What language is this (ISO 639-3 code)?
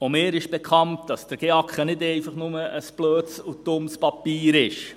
gsw